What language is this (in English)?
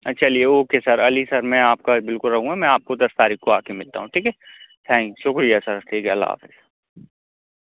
Urdu